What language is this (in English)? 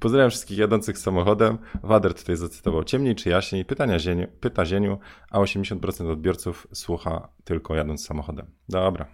Polish